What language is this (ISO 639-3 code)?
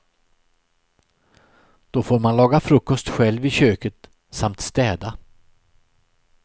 swe